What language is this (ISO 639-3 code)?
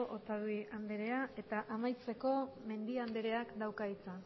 eus